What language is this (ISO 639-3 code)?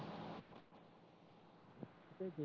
mar